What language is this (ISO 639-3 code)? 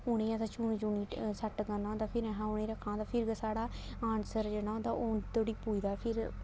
doi